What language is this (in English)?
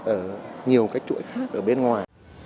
Vietnamese